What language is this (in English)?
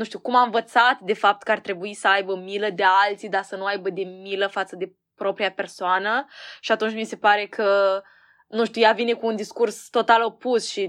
Romanian